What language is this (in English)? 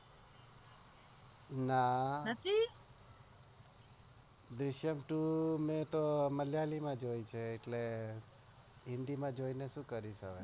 Gujarati